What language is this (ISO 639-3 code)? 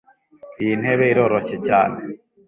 kin